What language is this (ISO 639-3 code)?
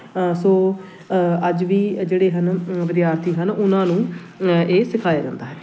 pan